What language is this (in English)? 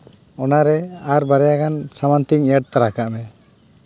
Santali